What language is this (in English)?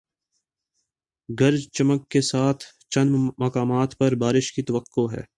Urdu